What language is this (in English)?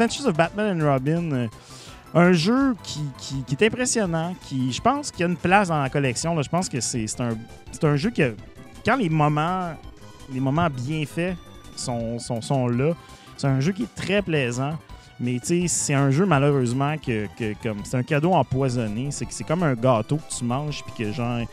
French